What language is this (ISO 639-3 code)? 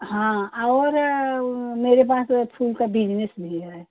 hin